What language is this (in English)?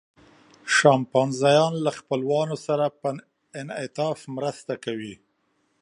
Pashto